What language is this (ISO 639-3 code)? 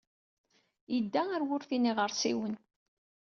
kab